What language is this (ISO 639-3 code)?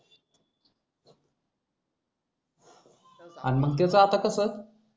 mar